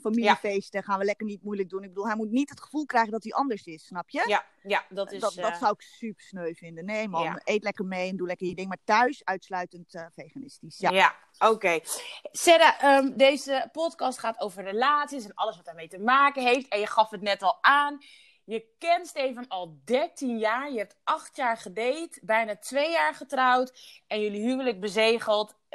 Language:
Dutch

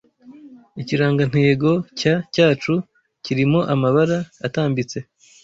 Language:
Kinyarwanda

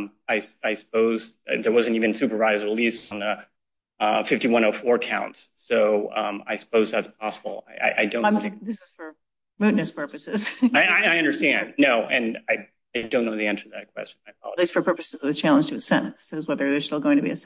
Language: English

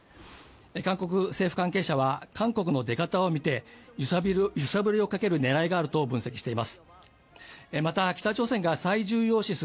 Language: Japanese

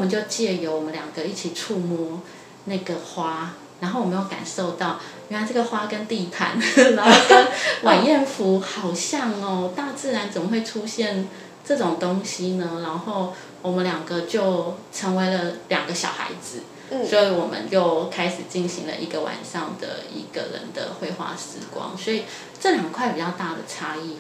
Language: Chinese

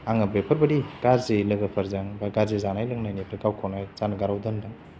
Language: Bodo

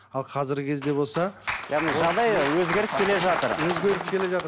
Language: Kazakh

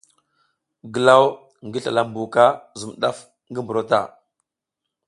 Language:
South Giziga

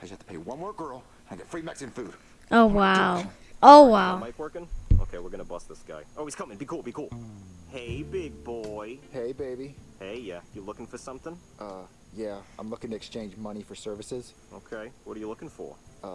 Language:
English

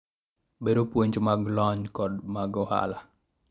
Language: Luo (Kenya and Tanzania)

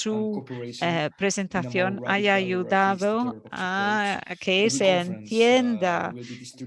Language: Spanish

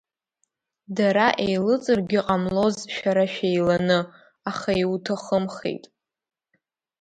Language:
Abkhazian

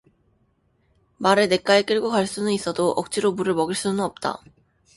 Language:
Korean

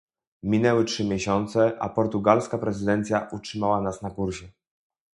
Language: Polish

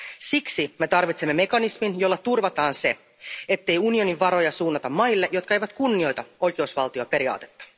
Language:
Finnish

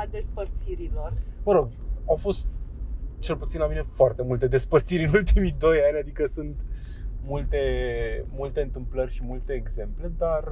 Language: Romanian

